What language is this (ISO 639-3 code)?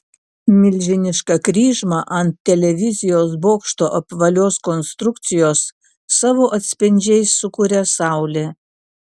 lit